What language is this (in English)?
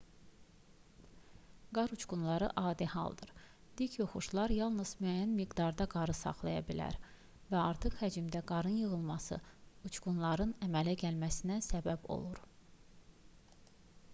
Azerbaijani